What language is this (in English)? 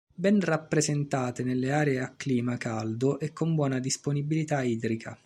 Italian